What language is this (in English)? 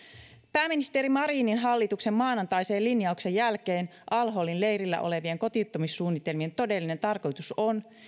Finnish